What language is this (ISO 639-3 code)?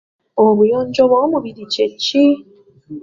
lug